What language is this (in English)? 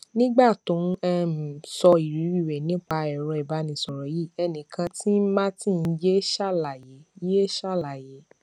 Yoruba